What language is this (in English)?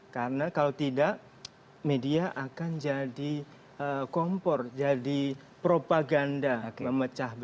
Indonesian